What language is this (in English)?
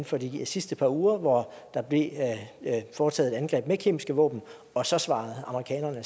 Danish